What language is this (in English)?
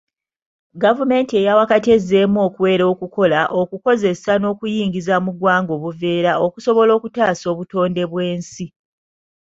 Ganda